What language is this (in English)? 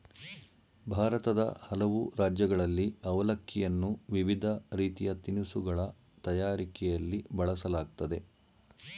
Kannada